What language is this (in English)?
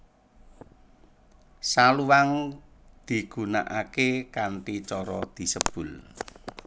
Javanese